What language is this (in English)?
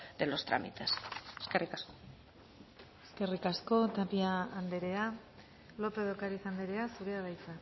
Basque